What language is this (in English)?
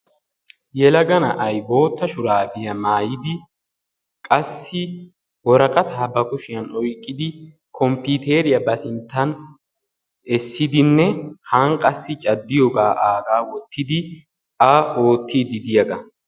Wolaytta